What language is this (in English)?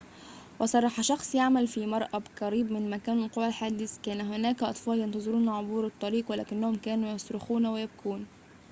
Arabic